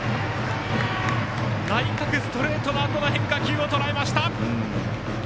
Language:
Japanese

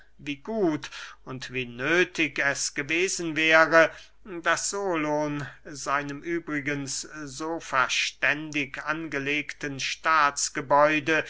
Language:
German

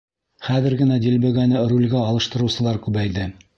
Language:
Bashkir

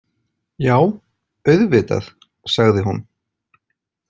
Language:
Icelandic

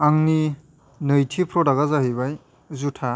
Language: Bodo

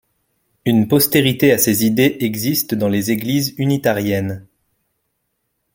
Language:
French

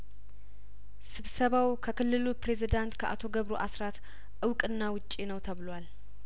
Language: Amharic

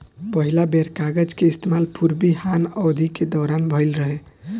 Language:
Bhojpuri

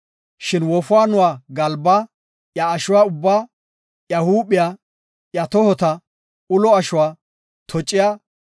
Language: Gofa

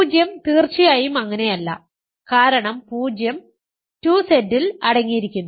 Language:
Malayalam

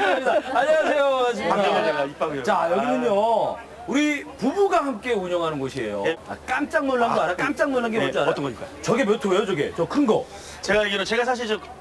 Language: Korean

